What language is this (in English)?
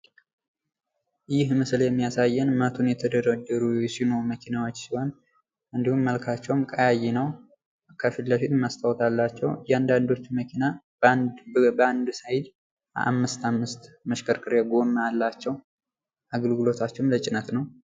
Amharic